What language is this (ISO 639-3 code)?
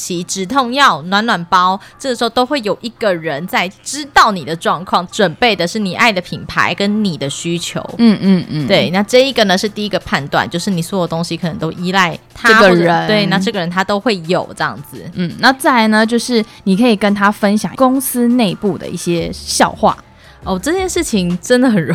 zho